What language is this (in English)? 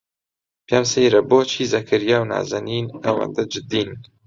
Central Kurdish